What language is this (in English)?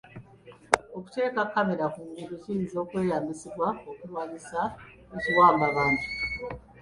Ganda